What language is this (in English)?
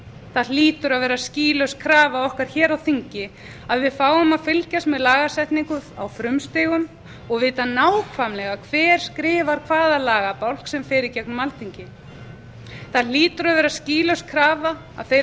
Icelandic